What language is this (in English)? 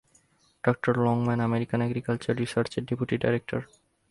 Bangla